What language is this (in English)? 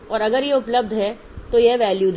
Hindi